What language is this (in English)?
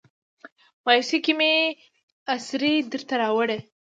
Pashto